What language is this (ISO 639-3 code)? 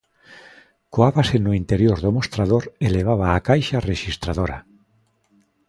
glg